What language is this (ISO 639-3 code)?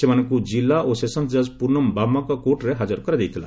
ori